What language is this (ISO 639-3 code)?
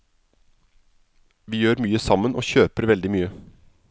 nor